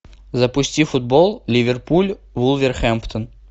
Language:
Russian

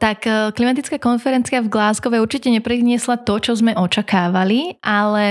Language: Slovak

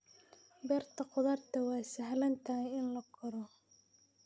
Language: Somali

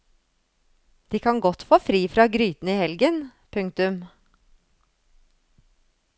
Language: Norwegian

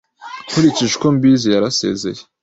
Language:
Kinyarwanda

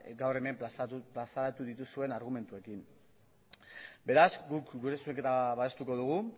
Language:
Basque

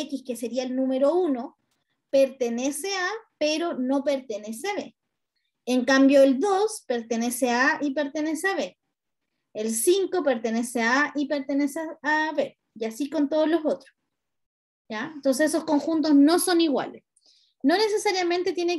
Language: Spanish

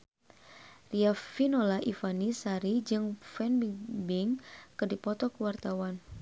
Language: Sundanese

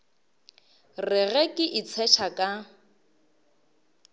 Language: Northern Sotho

